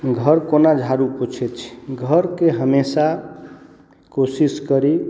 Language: Maithili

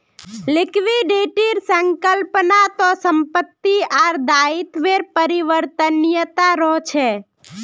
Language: Magahi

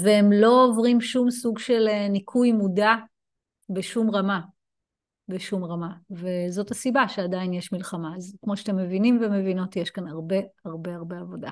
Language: Hebrew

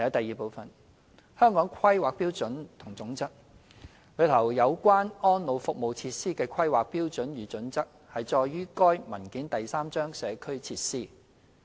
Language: Cantonese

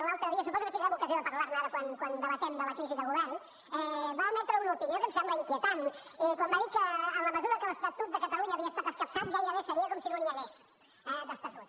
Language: Catalan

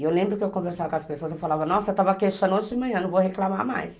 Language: Portuguese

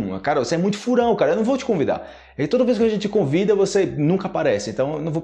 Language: Portuguese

